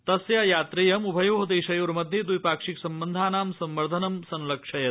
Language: Sanskrit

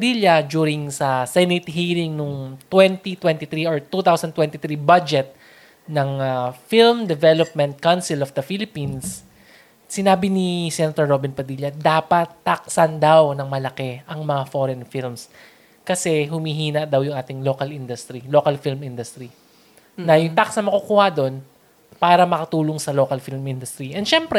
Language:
Filipino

